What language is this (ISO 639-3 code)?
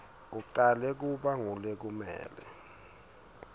ssw